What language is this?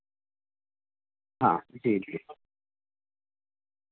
Urdu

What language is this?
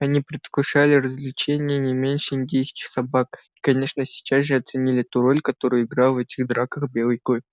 Russian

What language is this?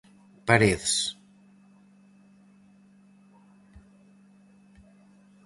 Galician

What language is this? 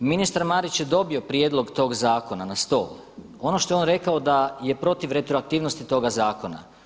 Croatian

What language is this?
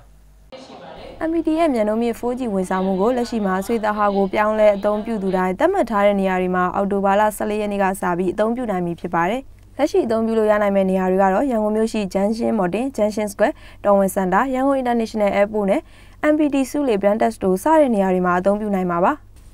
Romanian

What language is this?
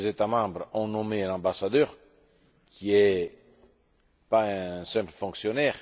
French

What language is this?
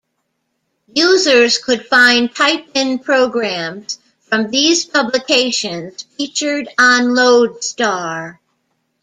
English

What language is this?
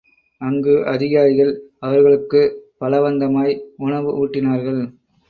Tamil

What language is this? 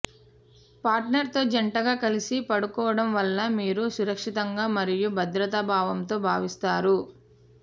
Telugu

